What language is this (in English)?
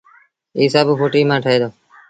Sindhi Bhil